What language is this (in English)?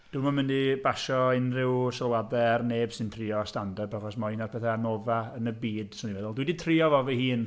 Welsh